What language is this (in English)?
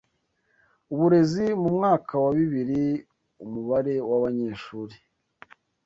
Kinyarwanda